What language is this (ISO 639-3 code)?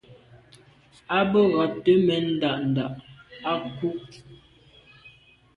byv